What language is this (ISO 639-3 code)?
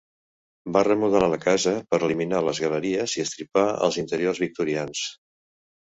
cat